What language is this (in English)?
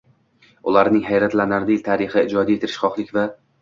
Uzbek